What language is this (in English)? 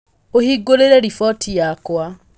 Kikuyu